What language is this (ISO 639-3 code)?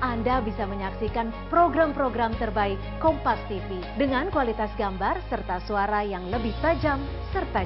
ind